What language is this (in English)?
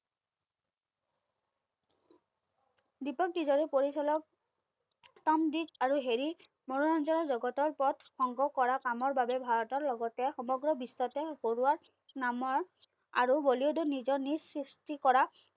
Assamese